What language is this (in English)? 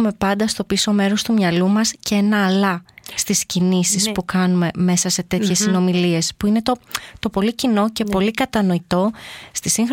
Greek